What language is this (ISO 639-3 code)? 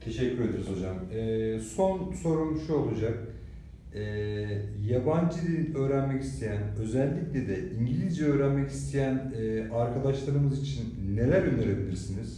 tur